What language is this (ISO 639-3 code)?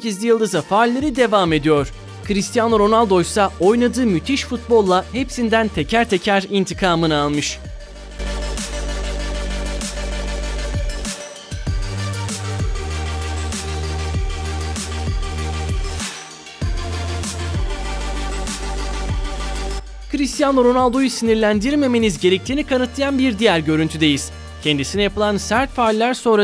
tur